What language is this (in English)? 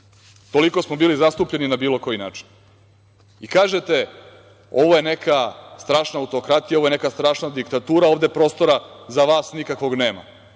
Serbian